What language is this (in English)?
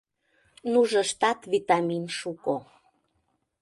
Mari